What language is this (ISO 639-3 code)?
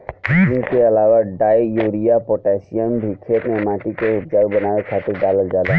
bho